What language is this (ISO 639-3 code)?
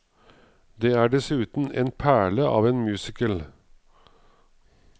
nor